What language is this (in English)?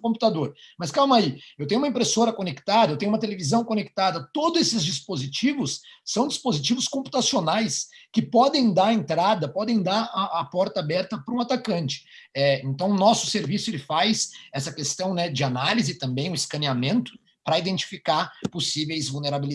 Portuguese